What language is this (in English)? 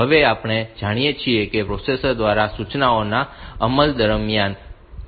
Gujarati